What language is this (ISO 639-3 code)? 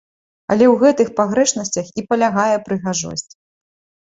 bel